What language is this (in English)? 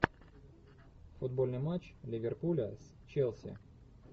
Russian